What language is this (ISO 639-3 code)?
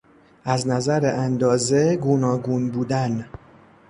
fas